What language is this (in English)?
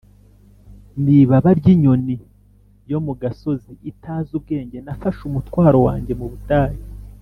Kinyarwanda